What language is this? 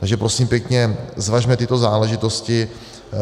Czech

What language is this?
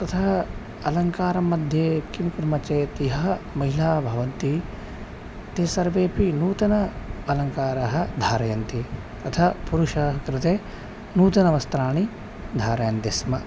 Sanskrit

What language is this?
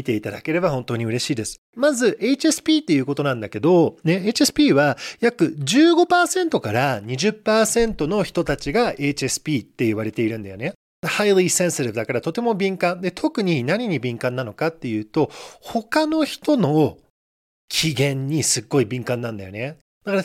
Japanese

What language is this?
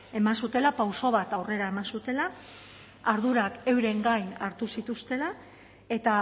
Basque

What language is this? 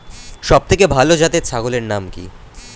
Bangla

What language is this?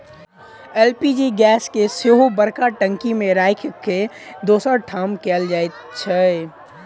Maithili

